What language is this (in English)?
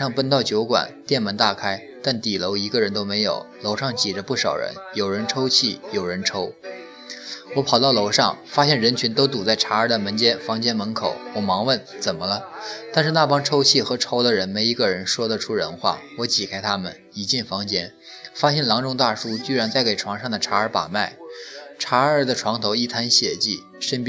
Chinese